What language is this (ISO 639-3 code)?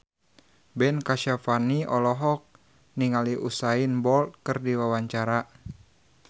sun